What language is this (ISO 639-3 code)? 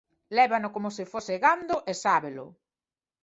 glg